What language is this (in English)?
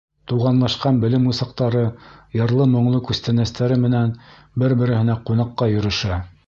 Bashkir